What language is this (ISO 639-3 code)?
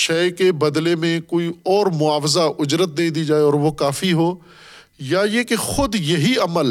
urd